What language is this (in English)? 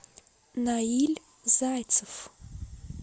Russian